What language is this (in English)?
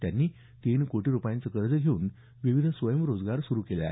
Marathi